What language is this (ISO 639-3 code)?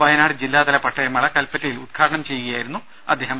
mal